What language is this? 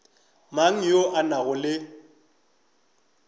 Northern Sotho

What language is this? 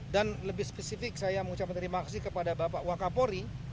Indonesian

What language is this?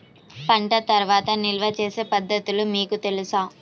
Telugu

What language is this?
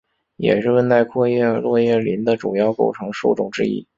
Chinese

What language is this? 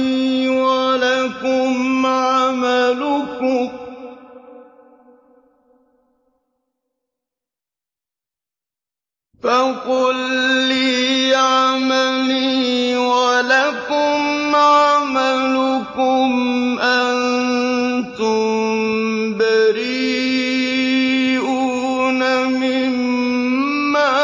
Arabic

